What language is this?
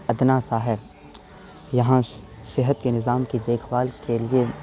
Urdu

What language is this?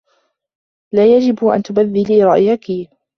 Arabic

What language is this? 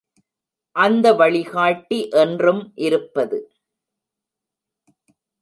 Tamil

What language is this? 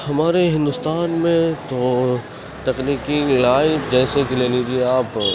Urdu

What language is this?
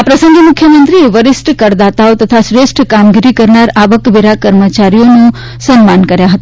Gujarati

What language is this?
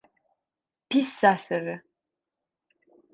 Turkish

